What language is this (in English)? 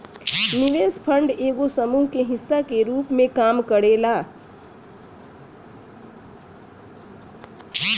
Bhojpuri